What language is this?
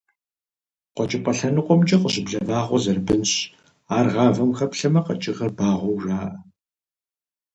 Kabardian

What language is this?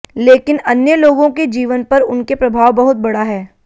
Hindi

